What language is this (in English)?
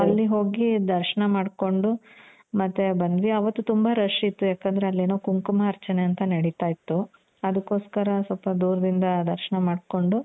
Kannada